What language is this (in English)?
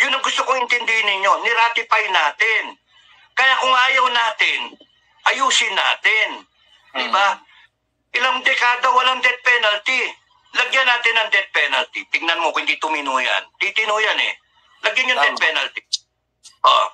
Filipino